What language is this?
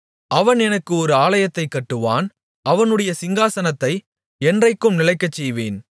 Tamil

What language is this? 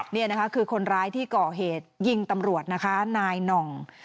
Thai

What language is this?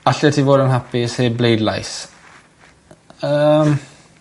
Welsh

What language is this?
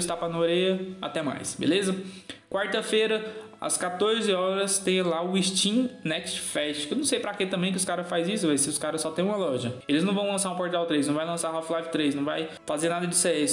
Portuguese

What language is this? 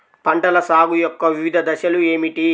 Telugu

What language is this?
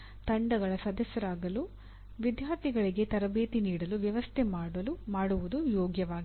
Kannada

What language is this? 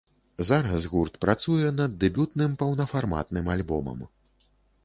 Belarusian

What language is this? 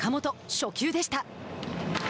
Japanese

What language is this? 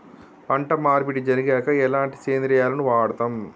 Telugu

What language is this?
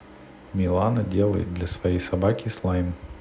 Russian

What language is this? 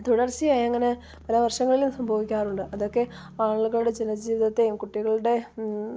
Malayalam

